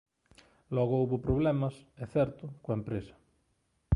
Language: Galician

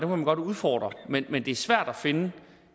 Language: Danish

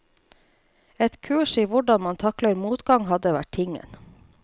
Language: Norwegian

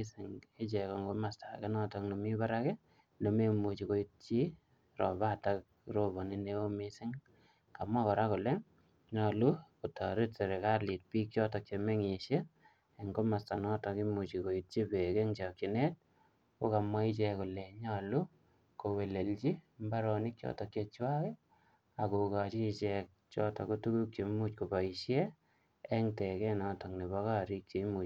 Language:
Kalenjin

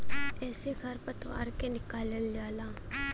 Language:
Bhojpuri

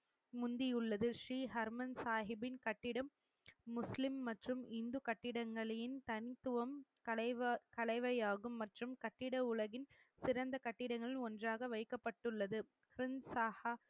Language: Tamil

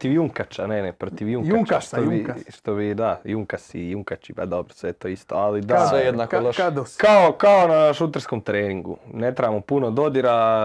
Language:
Croatian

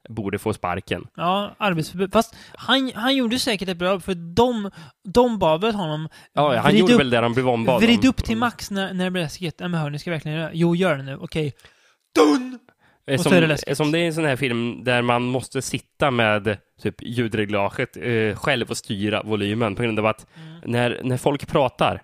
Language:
Swedish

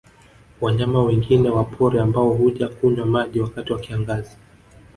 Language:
Swahili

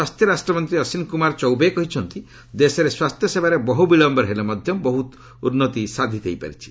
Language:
Odia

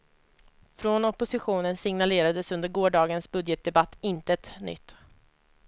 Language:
Swedish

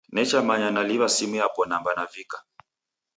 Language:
Taita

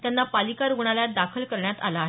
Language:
Marathi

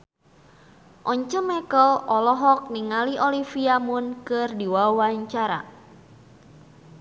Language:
Sundanese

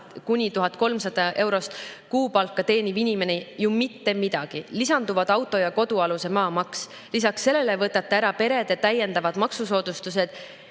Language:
Estonian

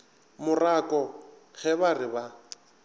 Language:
Northern Sotho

